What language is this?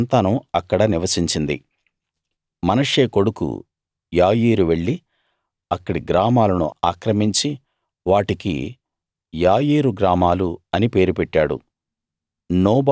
Telugu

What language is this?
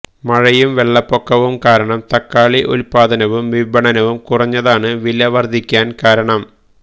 Malayalam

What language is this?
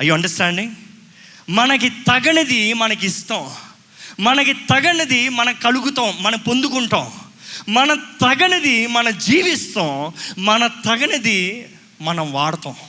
Telugu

